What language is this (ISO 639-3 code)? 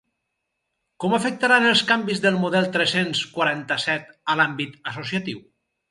cat